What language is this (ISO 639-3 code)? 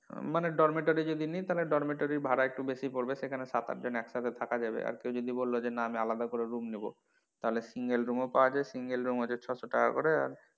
ben